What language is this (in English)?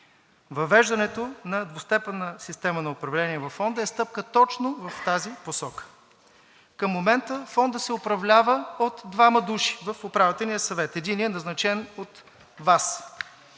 Bulgarian